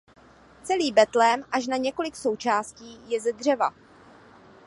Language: Czech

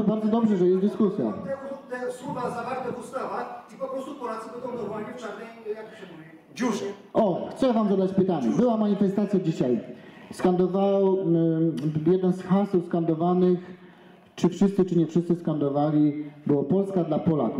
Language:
Polish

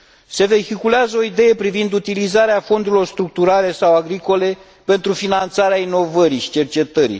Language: Romanian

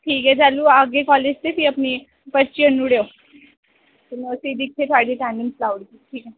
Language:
Dogri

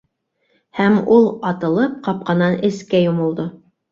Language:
Bashkir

